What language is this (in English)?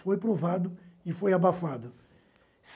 Portuguese